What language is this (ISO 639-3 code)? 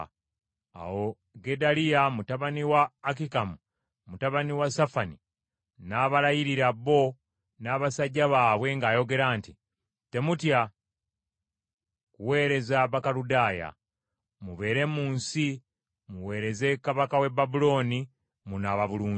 lug